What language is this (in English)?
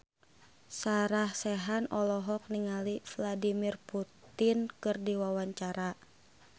Sundanese